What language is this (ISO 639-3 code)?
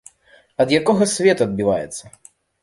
bel